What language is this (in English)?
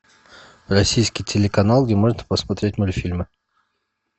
Russian